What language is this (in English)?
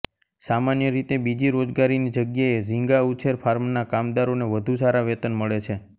Gujarati